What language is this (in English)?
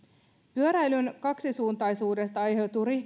Finnish